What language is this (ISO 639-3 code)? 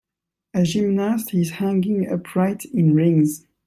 eng